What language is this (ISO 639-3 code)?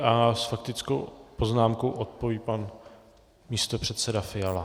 ces